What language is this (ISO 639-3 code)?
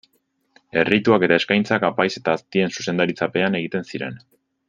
eus